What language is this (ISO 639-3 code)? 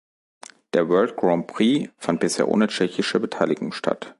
deu